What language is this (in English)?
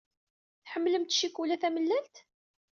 Kabyle